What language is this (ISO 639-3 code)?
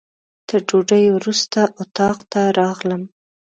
pus